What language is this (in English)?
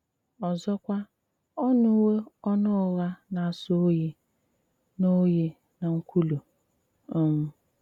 Igbo